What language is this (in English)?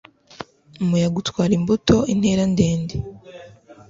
Kinyarwanda